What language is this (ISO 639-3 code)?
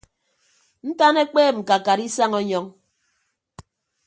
ibb